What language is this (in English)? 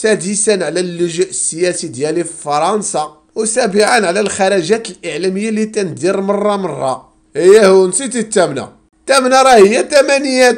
Arabic